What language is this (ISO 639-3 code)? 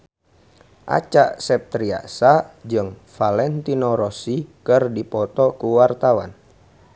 sun